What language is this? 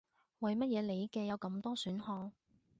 Cantonese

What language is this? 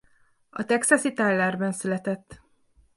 Hungarian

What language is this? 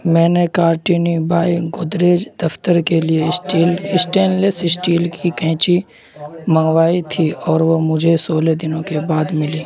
Urdu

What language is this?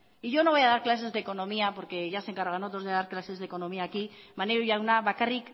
Spanish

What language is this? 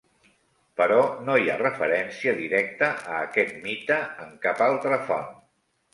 Catalan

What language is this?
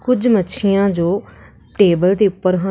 Punjabi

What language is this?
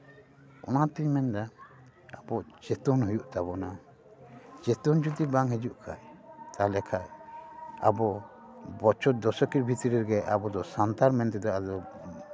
Santali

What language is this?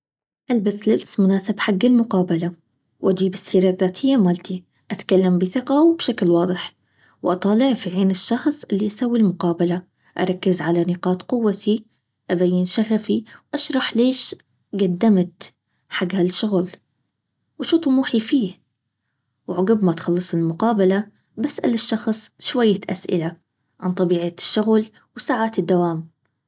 Baharna Arabic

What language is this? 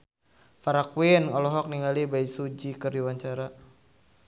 Sundanese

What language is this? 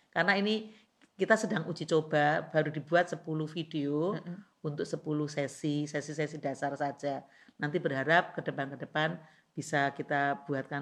Indonesian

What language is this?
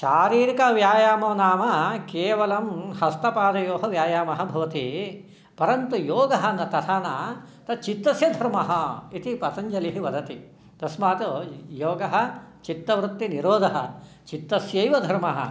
Sanskrit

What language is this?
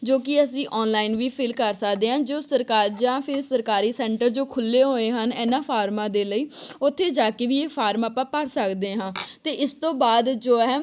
Punjabi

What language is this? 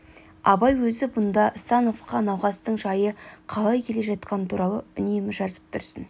Kazakh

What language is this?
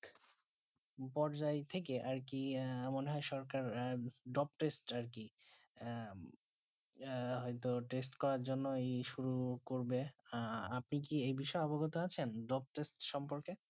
Bangla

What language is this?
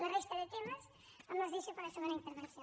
Catalan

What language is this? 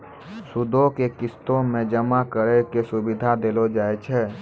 Maithili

